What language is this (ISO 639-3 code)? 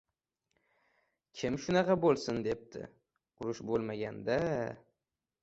uzb